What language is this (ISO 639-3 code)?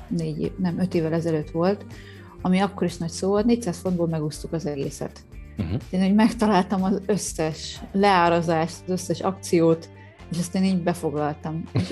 hun